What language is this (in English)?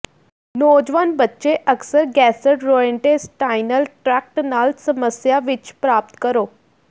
Punjabi